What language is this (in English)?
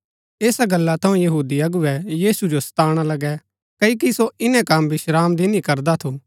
Gaddi